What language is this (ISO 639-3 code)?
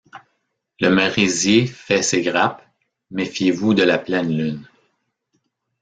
fra